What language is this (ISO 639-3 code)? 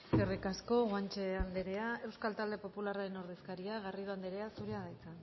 eus